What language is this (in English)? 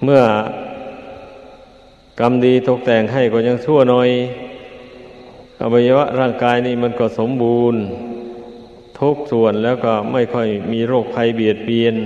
Thai